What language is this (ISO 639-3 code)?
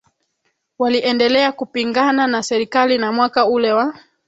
swa